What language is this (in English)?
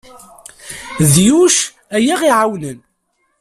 Kabyle